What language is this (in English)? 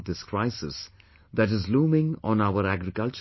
English